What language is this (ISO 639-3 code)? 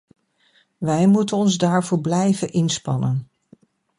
nld